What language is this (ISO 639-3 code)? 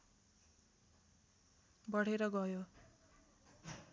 nep